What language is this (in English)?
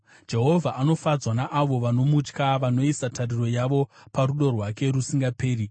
Shona